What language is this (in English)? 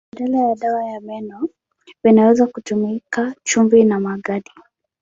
Swahili